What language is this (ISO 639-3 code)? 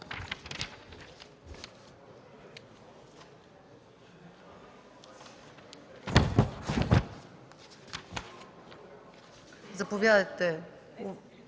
bul